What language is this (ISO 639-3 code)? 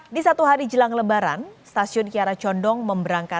ind